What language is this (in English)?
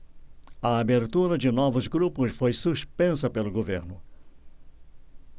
Portuguese